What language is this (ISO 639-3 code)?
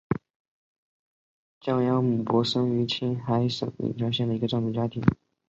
zho